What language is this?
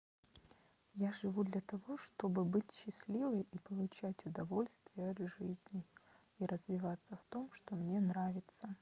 Russian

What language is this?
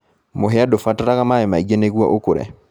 Kikuyu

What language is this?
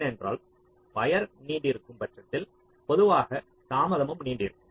Tamil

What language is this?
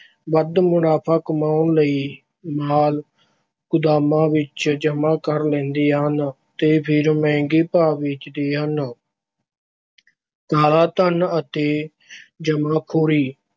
Punjabi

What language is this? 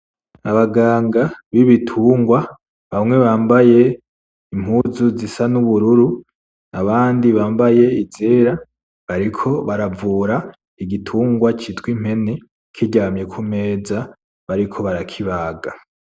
Rundi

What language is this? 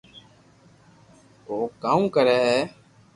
Loarki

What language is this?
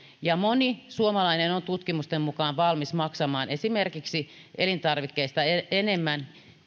Finnish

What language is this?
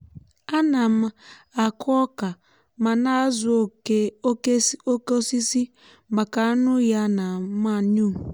Igbo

